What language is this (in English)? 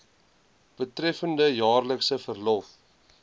Afrikaans